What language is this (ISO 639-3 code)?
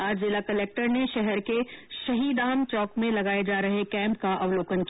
hin